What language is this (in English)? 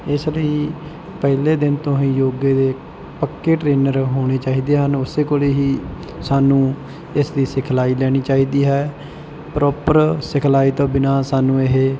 Punjabi